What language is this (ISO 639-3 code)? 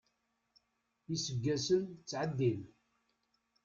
kab